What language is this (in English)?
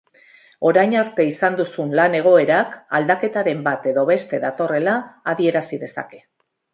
Basque